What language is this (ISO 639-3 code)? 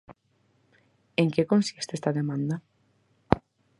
glg